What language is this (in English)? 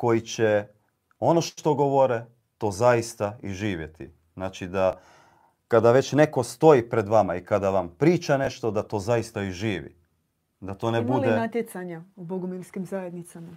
Croatian